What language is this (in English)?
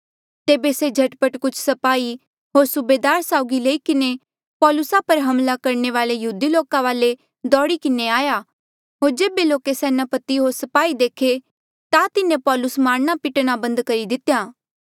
Mandeali